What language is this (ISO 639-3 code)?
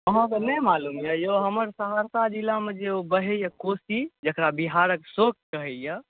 mai